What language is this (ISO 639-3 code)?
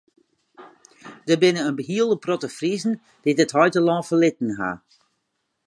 fry